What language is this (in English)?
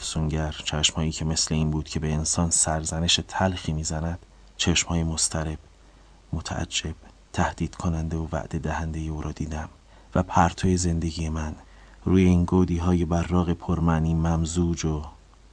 Persian